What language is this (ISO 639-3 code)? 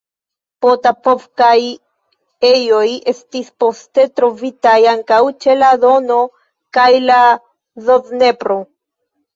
epo